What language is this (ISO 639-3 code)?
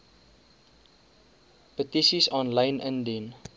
afr